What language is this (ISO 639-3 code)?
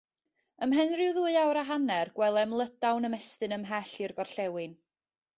cym